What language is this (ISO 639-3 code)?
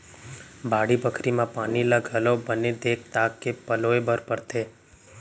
hne